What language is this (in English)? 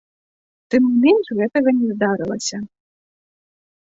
Belarusian